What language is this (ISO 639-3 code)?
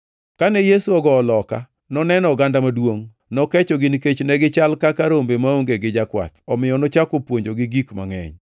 luo